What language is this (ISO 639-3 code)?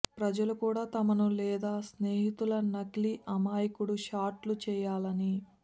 tel